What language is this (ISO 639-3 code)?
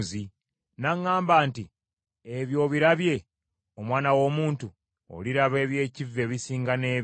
lug